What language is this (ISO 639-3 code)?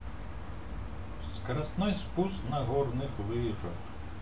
rus